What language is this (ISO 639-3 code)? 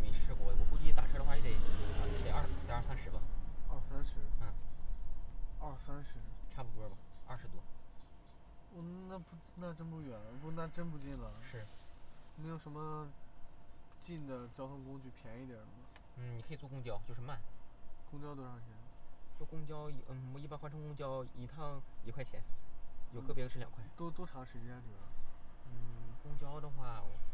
zho